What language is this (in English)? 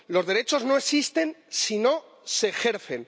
Spanish